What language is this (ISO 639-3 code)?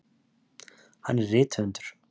isl